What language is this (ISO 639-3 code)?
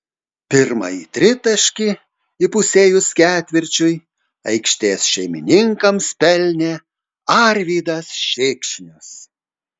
lit